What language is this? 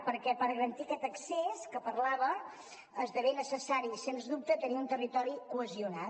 Catalan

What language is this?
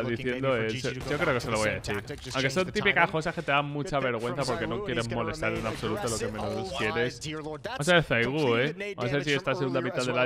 Spanish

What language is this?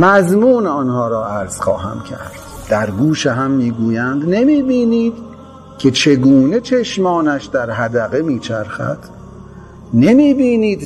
Persian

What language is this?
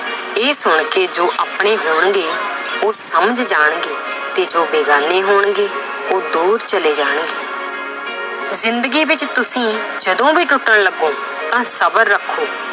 Punjabi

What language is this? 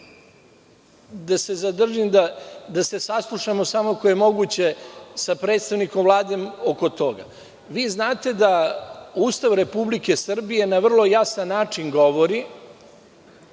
Serbian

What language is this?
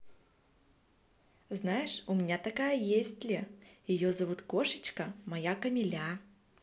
Russian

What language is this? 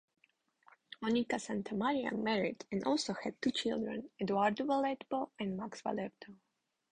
English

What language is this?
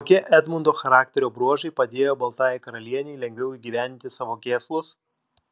Lithuanian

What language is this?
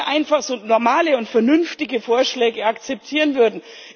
German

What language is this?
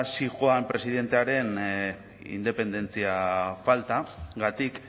Basque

